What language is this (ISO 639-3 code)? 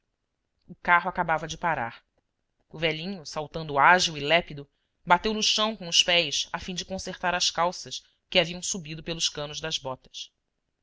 por